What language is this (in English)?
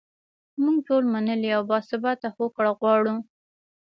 Pashto